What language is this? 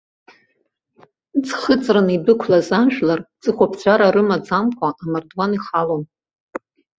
Abkhazian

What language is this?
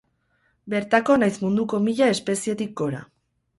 Basque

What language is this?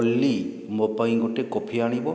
Odia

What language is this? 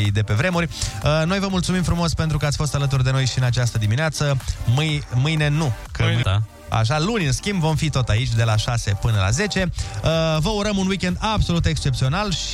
Romanian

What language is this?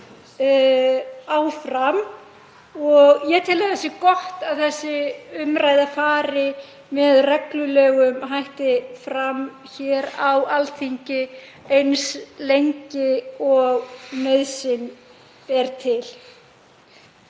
Icelandic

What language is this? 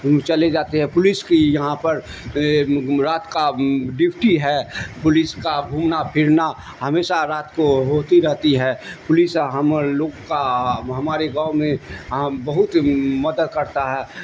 Urdu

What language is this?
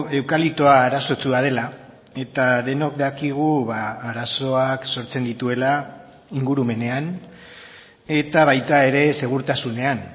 Basque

